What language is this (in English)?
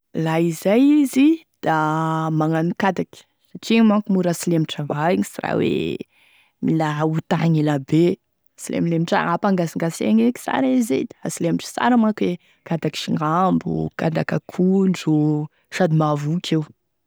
Tesaka Malagasy